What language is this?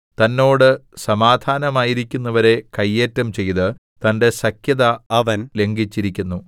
Malayalam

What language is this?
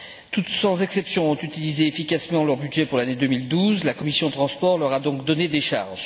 French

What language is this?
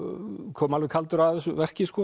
Icelandic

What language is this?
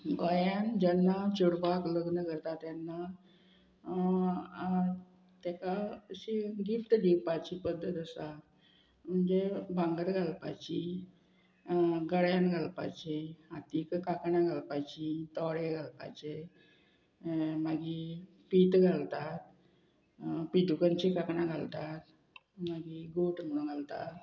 Konkani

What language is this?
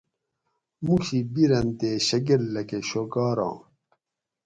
Gawri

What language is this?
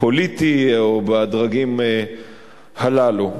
Hebrew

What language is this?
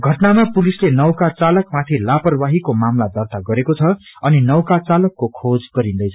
Nepali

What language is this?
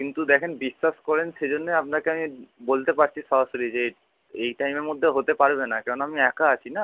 Bangla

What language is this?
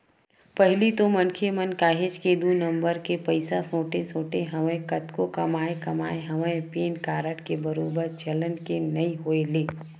Chhattisgarhi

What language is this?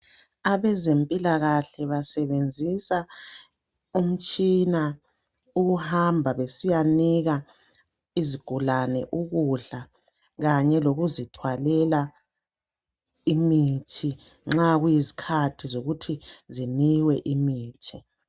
North Ndebele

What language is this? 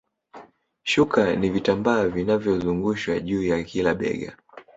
Swahili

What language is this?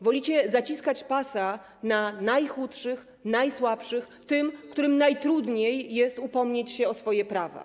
Polish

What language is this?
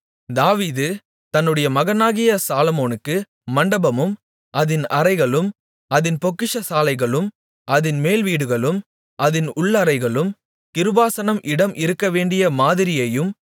Tamil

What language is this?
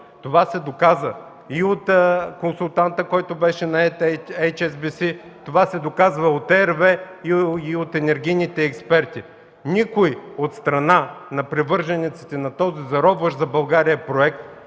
Bulgarian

